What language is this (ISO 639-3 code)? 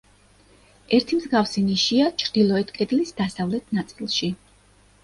kat